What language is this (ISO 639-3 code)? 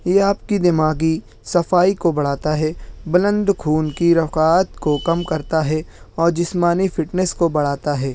urd